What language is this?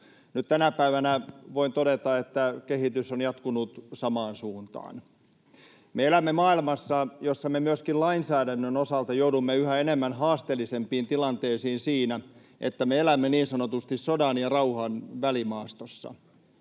Finnish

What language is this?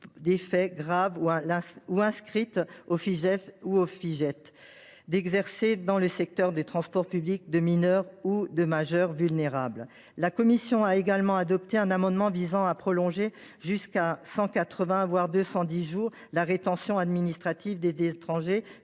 French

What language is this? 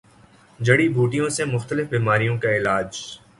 Urdu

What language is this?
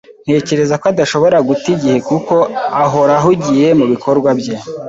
Kinyarwanda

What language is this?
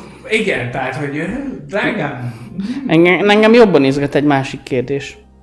Hungarian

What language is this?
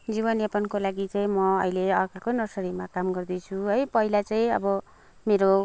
Nepali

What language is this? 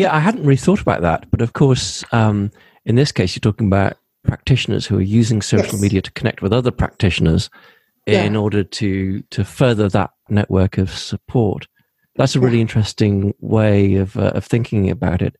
English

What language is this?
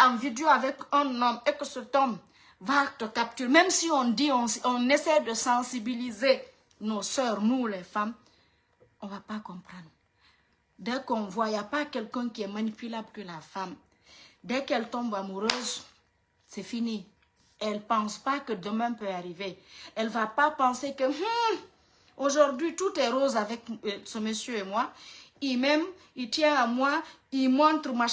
French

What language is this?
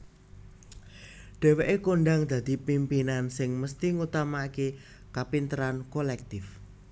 Javanese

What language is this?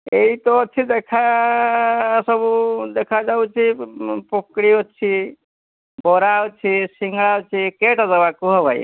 Odia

